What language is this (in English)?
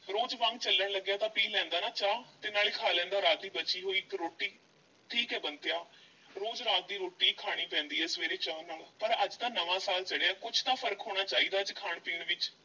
Punjabi